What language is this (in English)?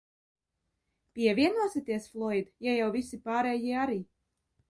Latvian